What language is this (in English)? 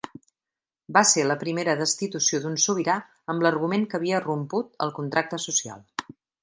Catalan